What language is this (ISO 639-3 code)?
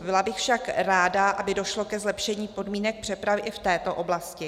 ces